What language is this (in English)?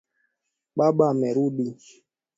Swahili